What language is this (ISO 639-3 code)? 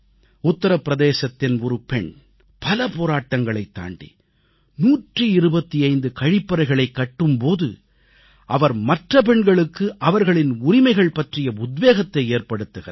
tam